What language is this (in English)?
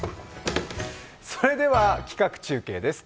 Japanese